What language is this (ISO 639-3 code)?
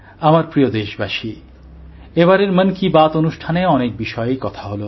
ben